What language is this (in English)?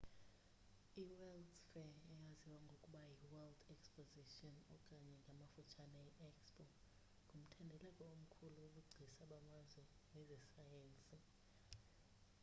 Xhosa